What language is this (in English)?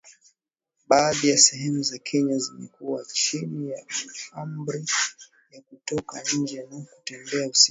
Swahili